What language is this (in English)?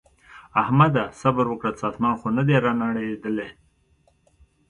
Pashto